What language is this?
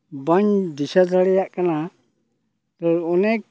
Santali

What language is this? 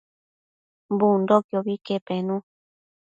Matsés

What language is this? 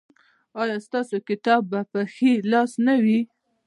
Pashto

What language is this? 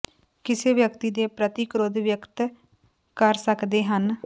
Punjabi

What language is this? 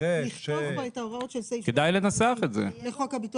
Hebrew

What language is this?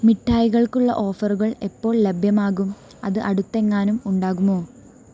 Malayalam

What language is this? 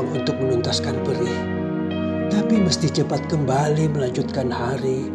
Indonesian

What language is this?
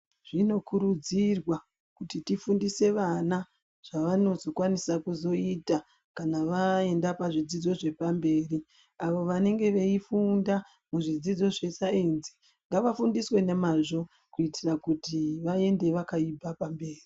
Ndau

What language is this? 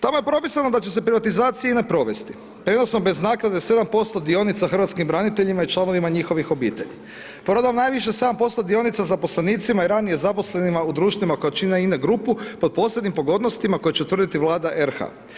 Croatian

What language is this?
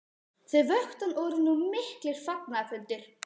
Icelandic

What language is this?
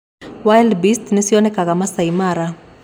Kikuyu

